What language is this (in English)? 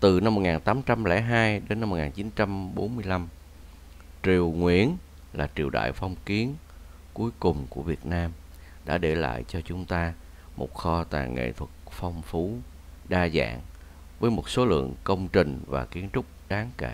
Vietnamese